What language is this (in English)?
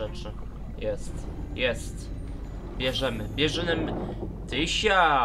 Polish